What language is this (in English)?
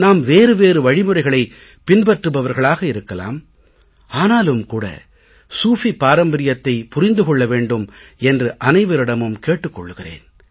Tamil